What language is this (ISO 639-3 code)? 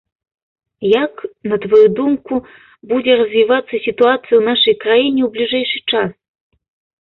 bel